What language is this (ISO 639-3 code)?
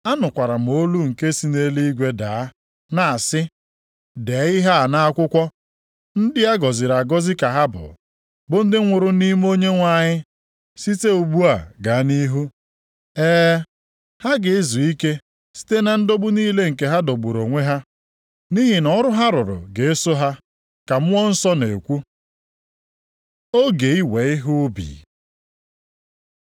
ibo